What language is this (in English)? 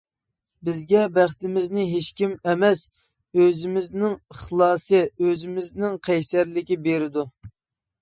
Uyghur